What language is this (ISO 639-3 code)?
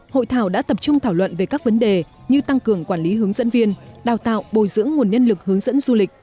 vie